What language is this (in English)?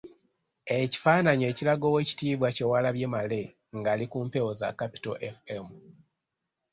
Ganda